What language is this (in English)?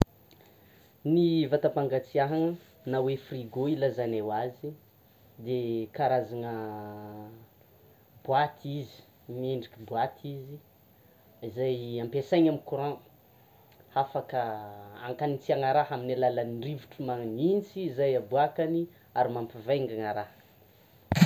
Tsimihety Malagasy